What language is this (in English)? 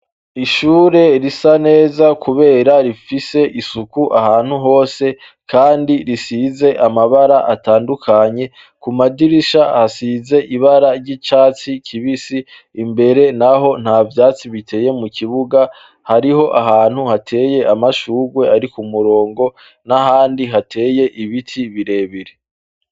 Rundi